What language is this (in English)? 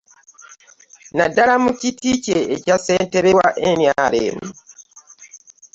Ganda